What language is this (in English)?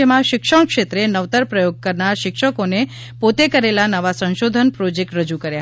Gujarati